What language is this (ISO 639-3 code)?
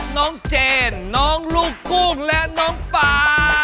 tha